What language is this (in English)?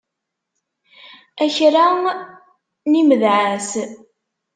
Kabyle